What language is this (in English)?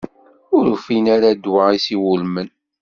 Kabyle